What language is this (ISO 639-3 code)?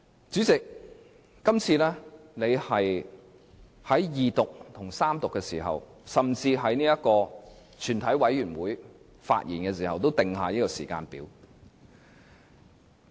yue